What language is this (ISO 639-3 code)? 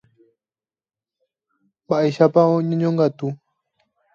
grn